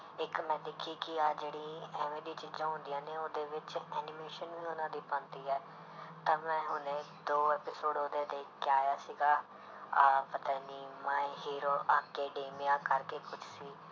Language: Punjabi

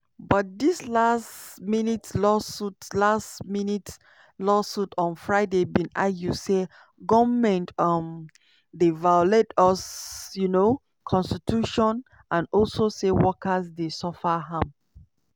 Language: Nigerian Pidgin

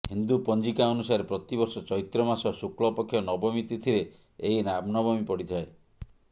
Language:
Odia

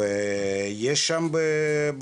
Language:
Hebrew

